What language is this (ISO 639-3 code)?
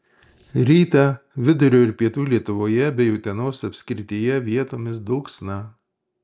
lit